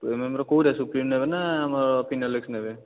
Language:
Odia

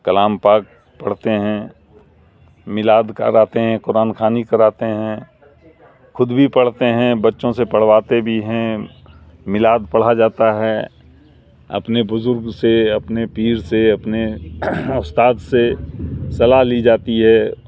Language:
Urdu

